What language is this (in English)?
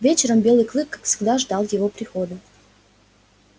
Russian